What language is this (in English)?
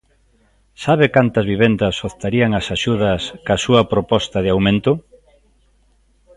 Galician